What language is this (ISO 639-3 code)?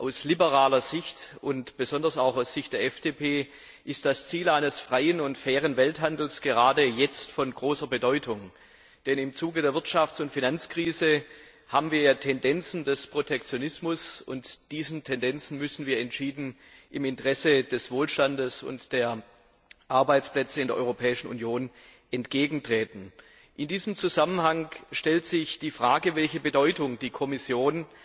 deu